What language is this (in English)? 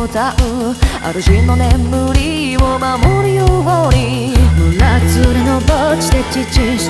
English